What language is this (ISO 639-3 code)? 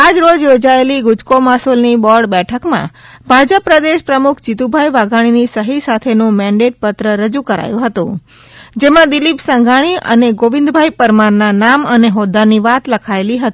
guj